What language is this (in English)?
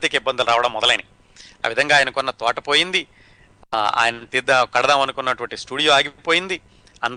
Telugu